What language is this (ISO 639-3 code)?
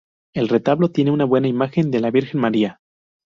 spa